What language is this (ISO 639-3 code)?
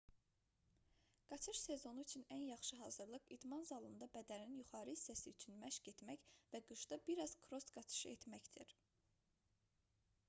aze